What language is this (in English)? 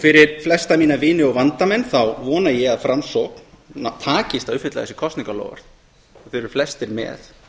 Icelandic